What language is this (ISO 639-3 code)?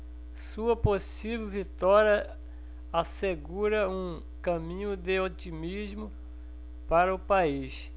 por